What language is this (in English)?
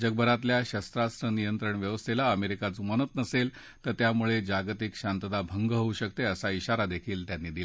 Marathi